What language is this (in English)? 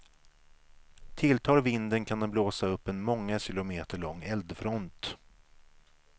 Swedish